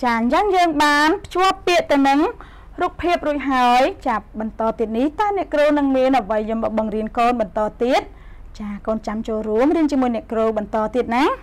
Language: Vietnamese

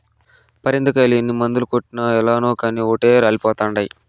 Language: Telugu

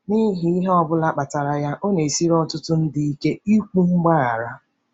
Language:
Igbo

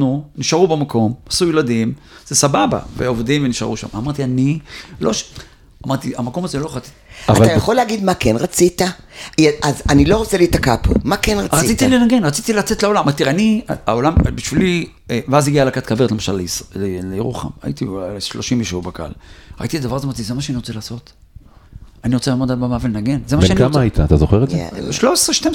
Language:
Hebrew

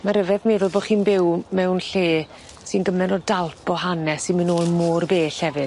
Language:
Welsh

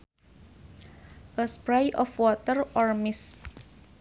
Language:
Sundanese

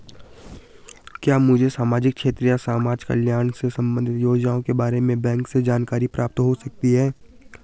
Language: Hindi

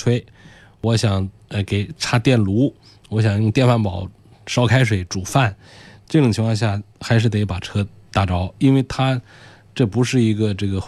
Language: Chinese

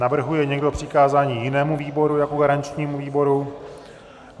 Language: Czech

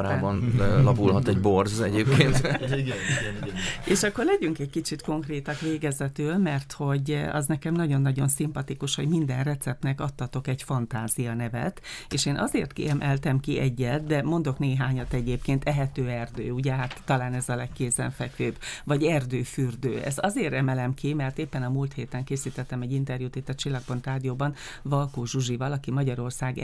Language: Hungarian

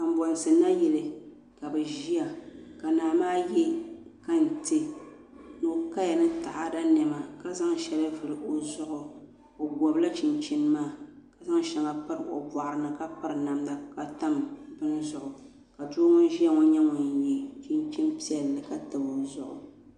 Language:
Dagbani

